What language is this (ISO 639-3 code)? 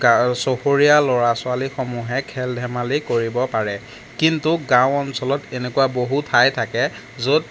asm